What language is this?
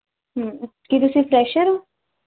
Punjabi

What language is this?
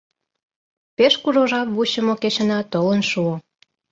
Mari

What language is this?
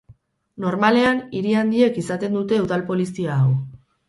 Basque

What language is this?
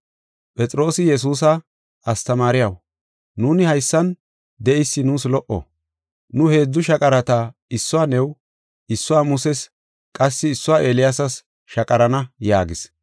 Gofa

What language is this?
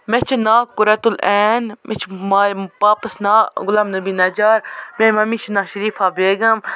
Kashmiri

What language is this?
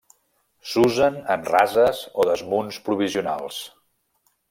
Catalan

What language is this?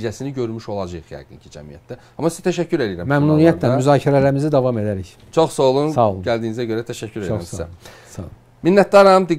Turkish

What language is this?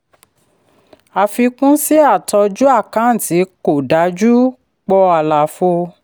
Yoruba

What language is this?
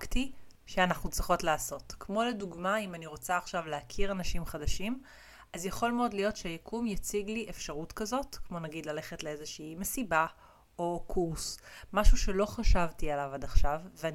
Hebrew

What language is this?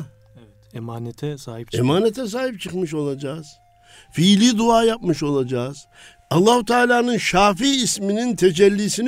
Turkish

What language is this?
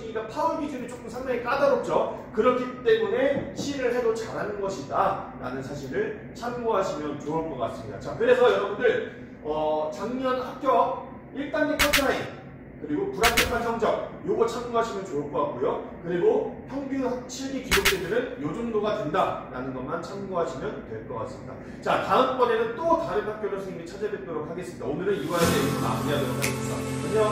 Korean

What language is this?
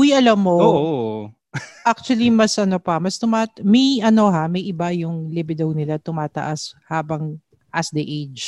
Filipino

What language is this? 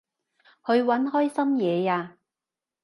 Cantonese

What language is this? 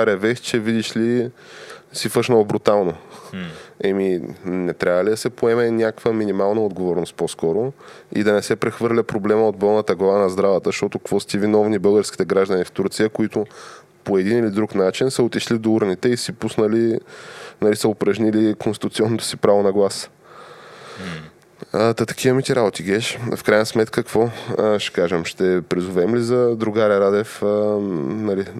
Bulgarian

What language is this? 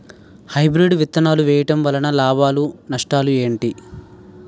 Telugu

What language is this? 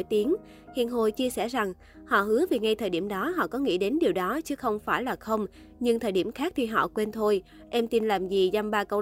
Vietnamese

